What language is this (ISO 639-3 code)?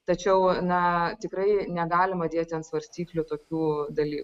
lit